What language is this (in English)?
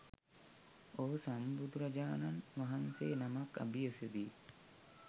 Sinhala